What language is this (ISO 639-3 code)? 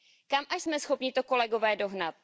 ces